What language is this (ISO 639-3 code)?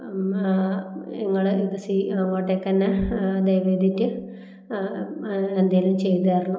mal